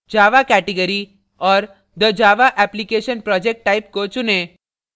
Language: Hindi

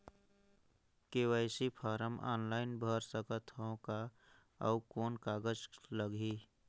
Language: Chhattisgarhi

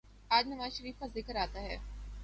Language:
Urdu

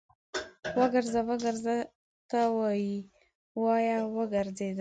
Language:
Pashto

